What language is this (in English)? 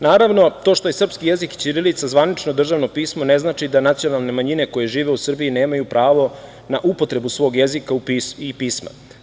Serbian